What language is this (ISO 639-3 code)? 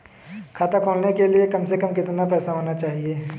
hin